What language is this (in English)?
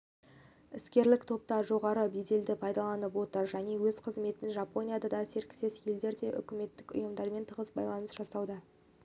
Kazakh